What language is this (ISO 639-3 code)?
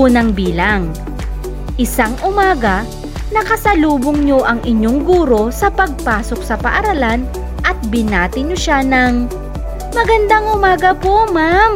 fil